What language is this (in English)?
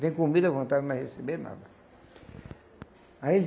Portuguese